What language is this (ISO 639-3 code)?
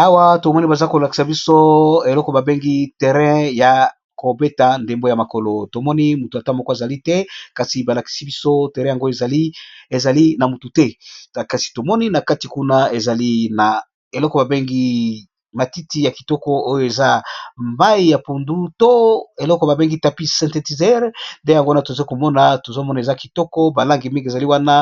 lin